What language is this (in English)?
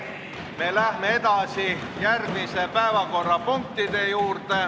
Estonian